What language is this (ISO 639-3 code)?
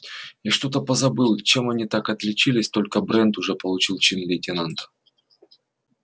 rus